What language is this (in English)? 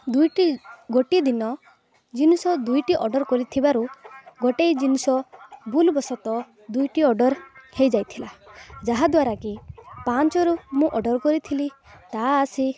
Odia